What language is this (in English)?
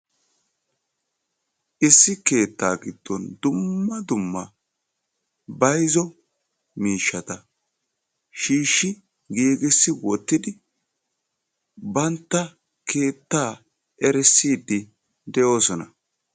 Wolaytta